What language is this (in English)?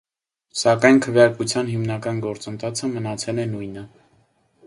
Armenian